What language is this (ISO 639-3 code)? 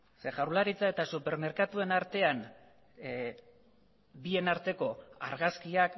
eus